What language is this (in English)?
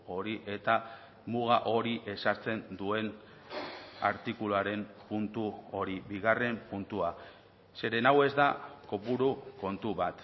Basque